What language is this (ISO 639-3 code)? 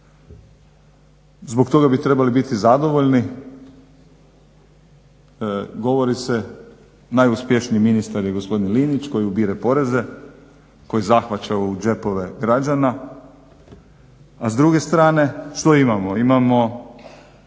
hrv